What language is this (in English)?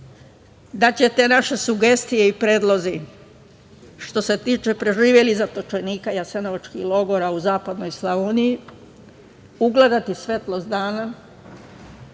Serbian